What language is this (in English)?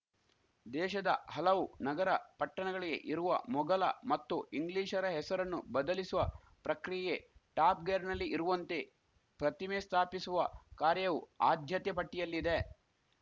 Kannada